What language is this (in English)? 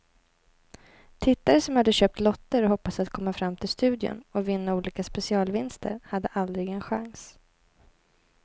Swedish